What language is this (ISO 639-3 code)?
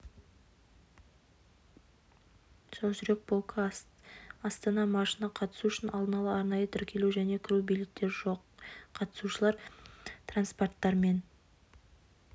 kaz